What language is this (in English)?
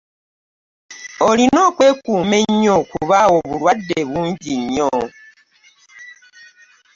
Ganda